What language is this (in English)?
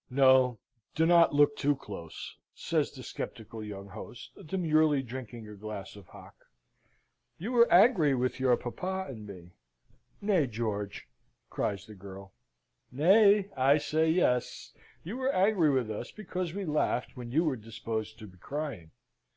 English